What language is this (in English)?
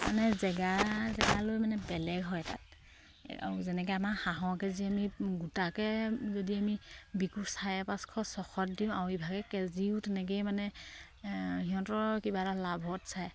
Assamese